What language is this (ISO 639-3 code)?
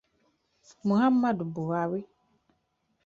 ibo